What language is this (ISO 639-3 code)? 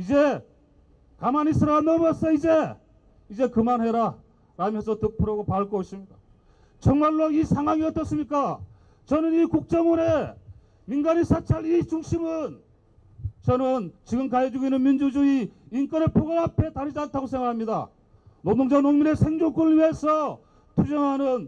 kor